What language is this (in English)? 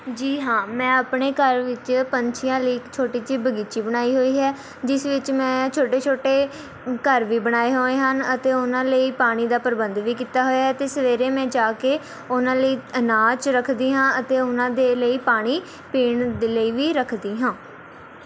Punjabi